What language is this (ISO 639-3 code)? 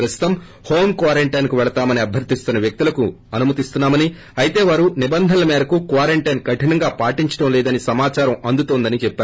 tel